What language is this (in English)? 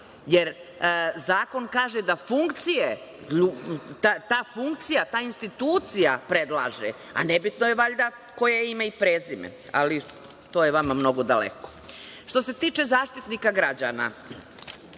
Serbian